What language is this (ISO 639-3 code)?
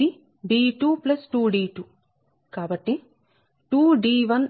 tel